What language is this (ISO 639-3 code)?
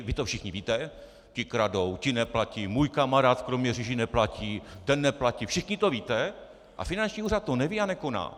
ces